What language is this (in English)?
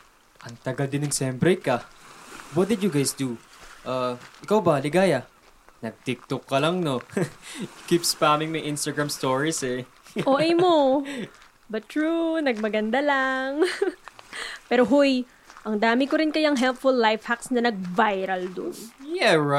Filipino